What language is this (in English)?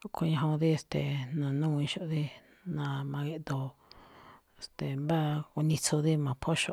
Malinaltepec Me'phaa